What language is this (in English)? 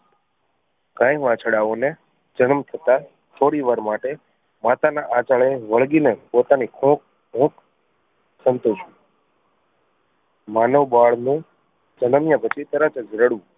Gujarati